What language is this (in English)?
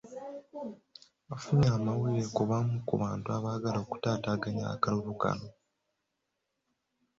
Ganda